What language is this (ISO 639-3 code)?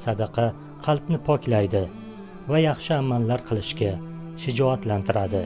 uzb